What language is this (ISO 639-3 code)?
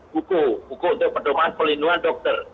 ind